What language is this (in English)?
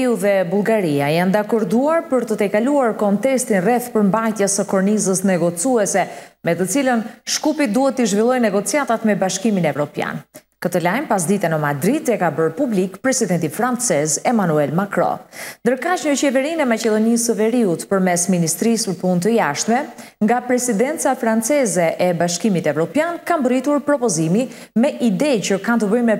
Romanian